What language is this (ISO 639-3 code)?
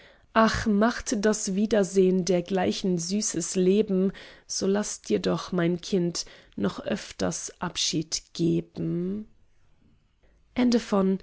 deu